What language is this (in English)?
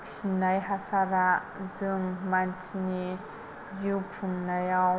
Bodo